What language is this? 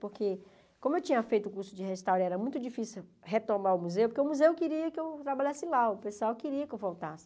Portuguese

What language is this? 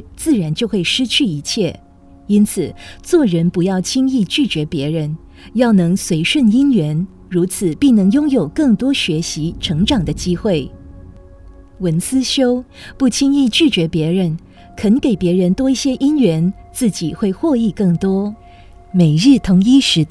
Chinese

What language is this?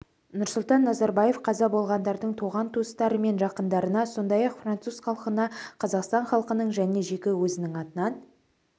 Kazakh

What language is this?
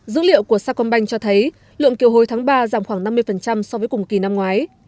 Vietnamese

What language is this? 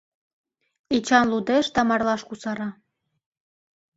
Mari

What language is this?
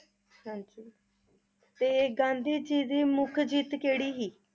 Punjabi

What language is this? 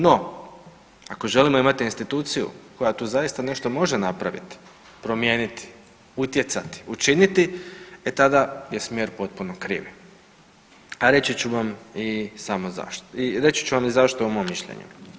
Croatian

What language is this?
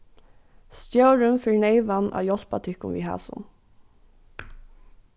Faroese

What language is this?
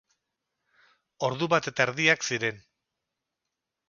Basque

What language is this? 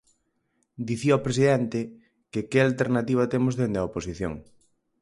Galician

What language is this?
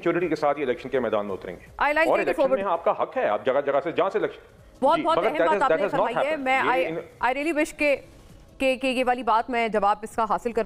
Hindi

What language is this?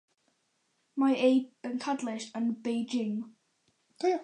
Welsh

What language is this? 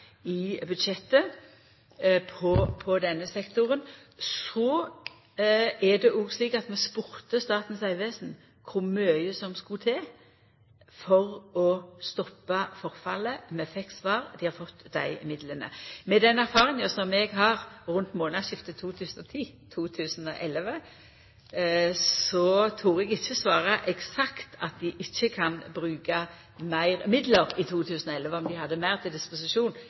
Norwegian Nynorsk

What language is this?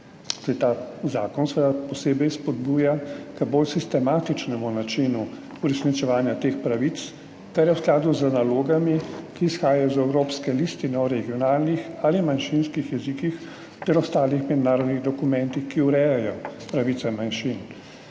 Slovenian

